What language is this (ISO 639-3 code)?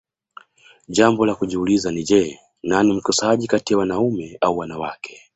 swa